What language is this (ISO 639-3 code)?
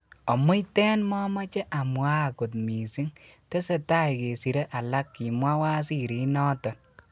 kln